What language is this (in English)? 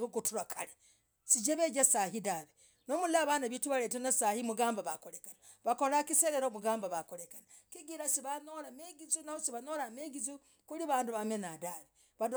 Logooli